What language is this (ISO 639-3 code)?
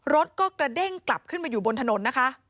tha